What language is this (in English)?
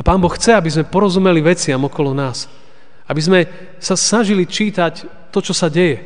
Slovak